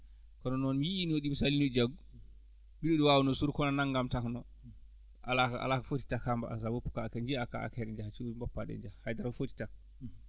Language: Fula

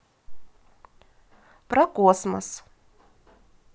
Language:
Russian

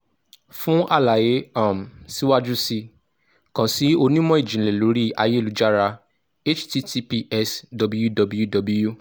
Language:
Yoruba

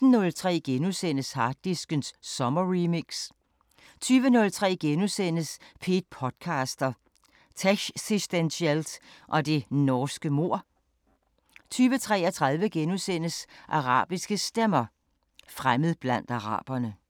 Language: Danish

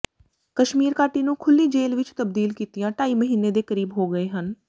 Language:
Punjabi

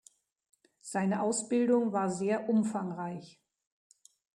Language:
German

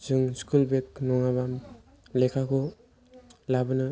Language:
Bodo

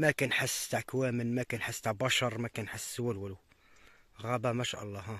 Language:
Arabic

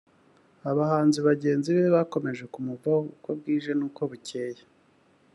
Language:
Kinyarwanda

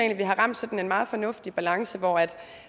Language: Danish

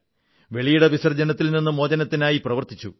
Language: Malayalam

